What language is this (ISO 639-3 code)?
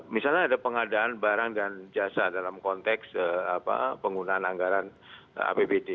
ind